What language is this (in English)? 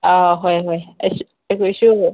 Manipuri